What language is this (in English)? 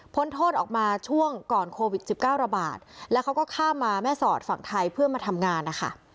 Thai